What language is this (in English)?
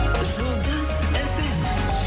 Kazakh